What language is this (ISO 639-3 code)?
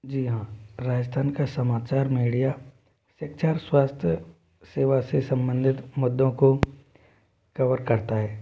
hin